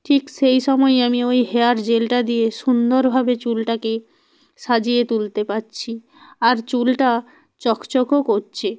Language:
Bangla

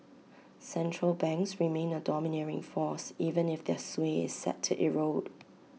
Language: English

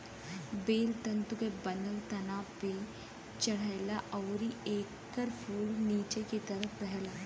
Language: Bhojpuri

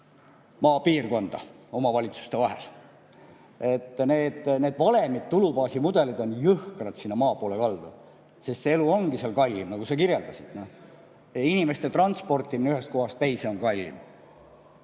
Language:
Estonian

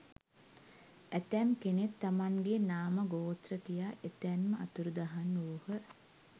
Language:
Sinhala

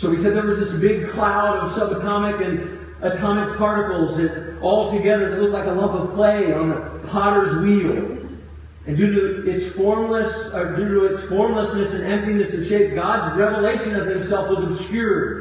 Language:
English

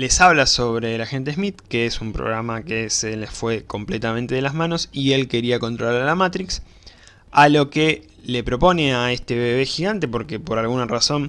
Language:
Spanish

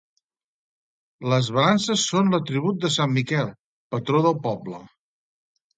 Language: Catalan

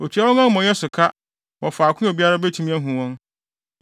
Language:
Akan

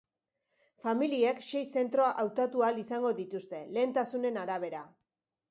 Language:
Basque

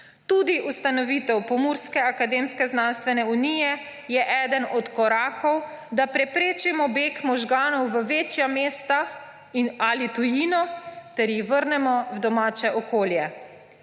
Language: Slovenian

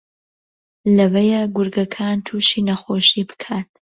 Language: Central Kurdish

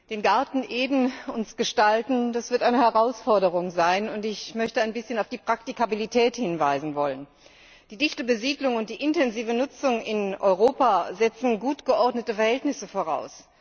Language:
German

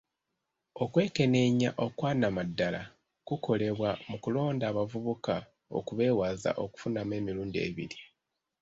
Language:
Ganda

